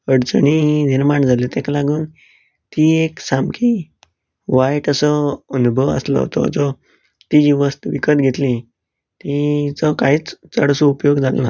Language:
Konkani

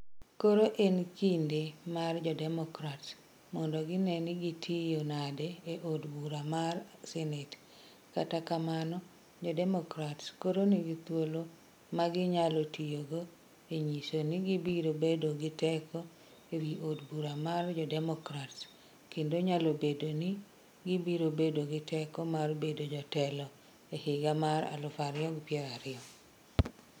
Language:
Luo (Kenya and Tanzania)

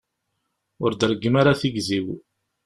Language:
Kabyle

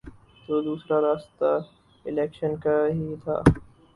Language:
Urdu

